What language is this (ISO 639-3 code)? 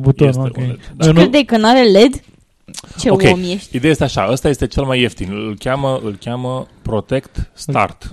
ron